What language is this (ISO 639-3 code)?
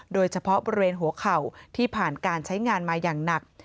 tha